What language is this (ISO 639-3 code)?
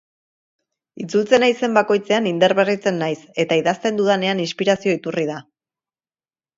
eus